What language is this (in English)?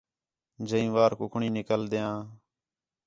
Khetrani